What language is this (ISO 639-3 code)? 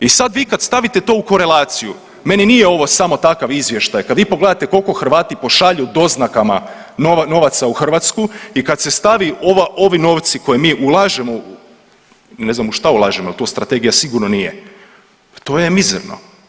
hrv